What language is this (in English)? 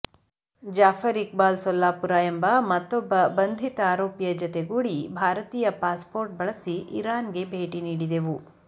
Kannada